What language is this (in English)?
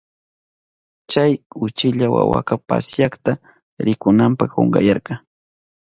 Southern Pastaza Quechua